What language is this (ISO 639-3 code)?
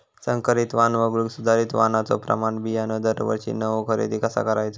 mar